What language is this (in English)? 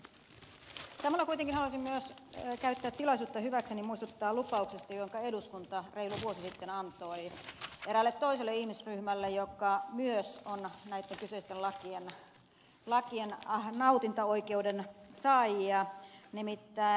Finnish